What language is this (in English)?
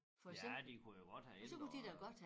Danish